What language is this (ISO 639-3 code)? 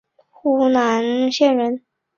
zho